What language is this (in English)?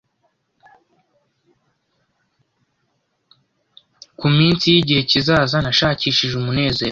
Kinyarwanda